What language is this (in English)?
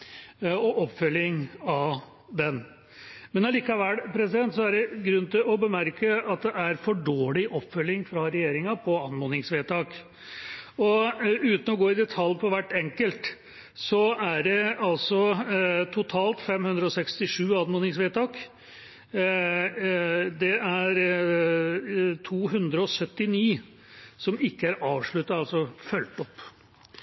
Norwegian Bokmål